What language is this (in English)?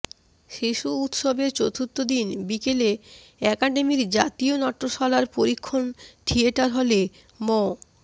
Bangla